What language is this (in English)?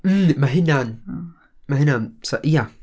Welsh